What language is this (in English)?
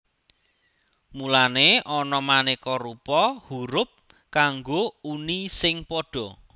Javanese